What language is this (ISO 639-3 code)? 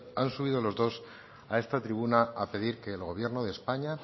spa